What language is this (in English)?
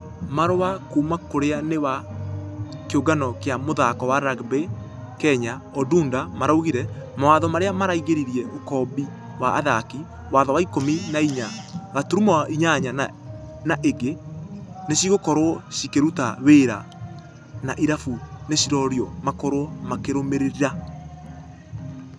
Kikuyu